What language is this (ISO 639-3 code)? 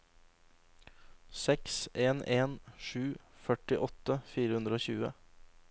nor